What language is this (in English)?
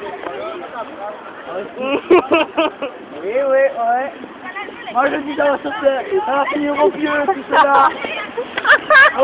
French